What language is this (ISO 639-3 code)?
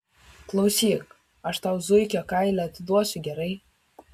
lit